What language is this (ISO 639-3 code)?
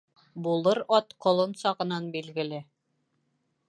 bak